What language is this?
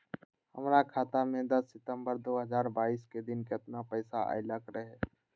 Magahi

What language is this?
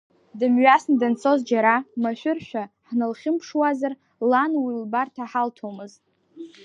Abkhazian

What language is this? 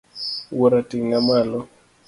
Luo (Kenya and Tanzania)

